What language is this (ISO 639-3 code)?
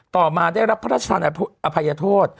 tha